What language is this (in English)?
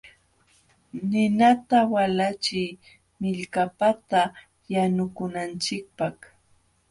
Jauja Wanca Quechua